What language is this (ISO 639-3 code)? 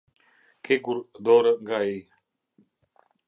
sqi